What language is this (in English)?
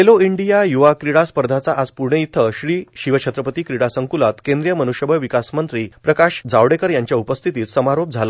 Marathi